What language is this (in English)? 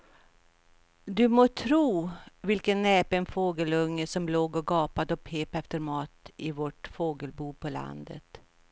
Swedish